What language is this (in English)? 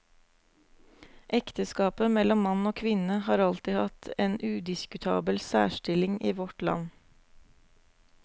Norwegian